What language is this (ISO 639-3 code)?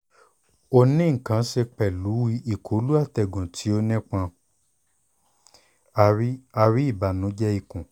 yor